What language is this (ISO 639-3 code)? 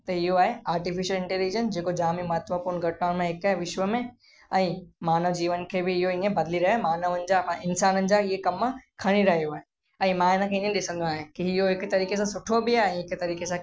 snd